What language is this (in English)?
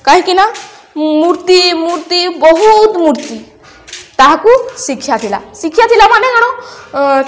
Odia